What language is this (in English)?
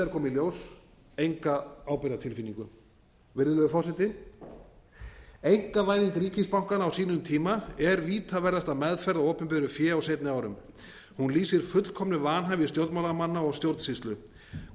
Icelandic